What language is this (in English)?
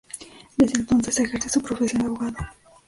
Spanish